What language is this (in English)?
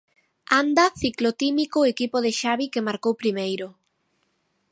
Galician